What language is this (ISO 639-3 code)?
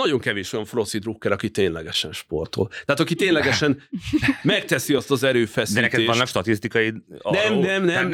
hun